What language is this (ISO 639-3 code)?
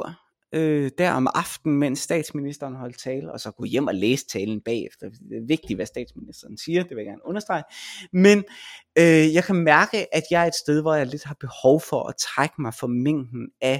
dan